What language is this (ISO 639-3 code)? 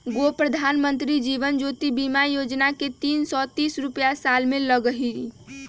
mag